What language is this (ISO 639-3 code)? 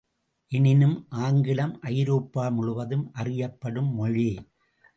tam